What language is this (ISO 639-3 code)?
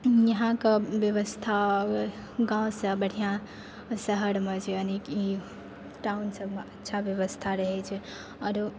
mai